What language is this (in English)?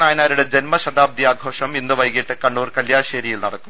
Malayalam